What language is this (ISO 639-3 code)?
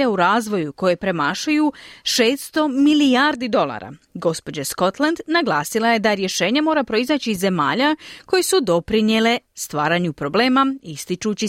hrv